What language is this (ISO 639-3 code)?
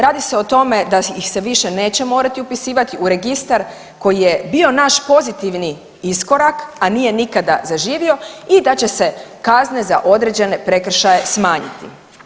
hrv